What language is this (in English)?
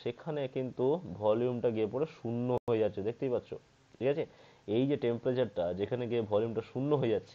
Hindi